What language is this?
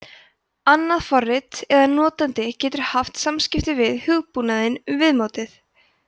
Icelandic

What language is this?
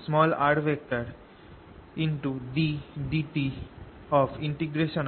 Bangla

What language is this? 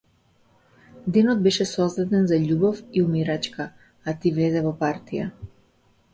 Macedonian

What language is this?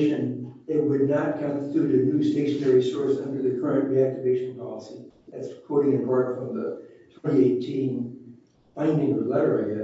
English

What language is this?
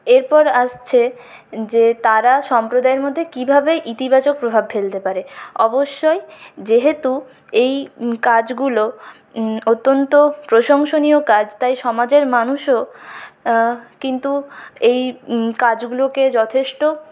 Bangla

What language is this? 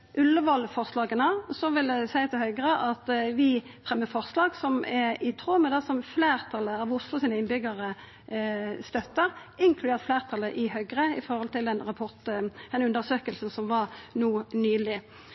Norwegian Nynorsk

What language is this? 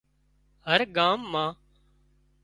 Wadiyara Koli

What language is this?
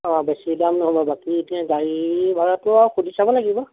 Assamese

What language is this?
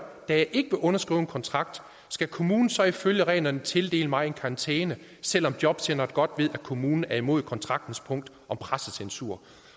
Danish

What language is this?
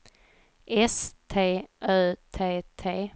Swedish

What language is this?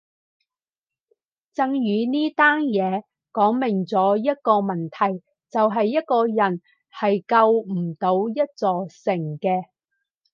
Cantonese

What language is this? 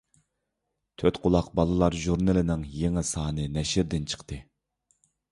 Uyghur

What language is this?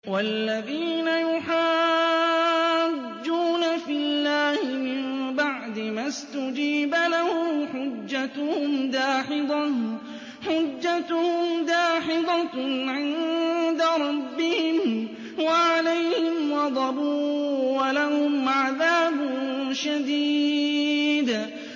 Arabic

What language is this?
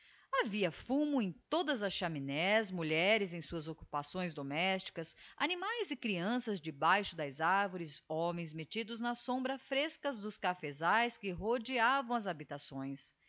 Portuguese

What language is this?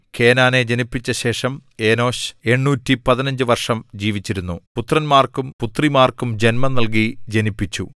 Malayalam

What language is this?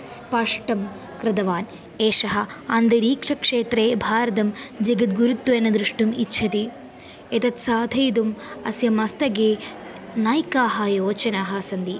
Sanskrit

